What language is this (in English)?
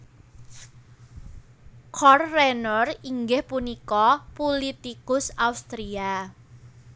Javanese